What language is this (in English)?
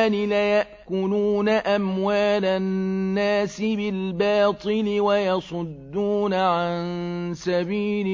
Arabic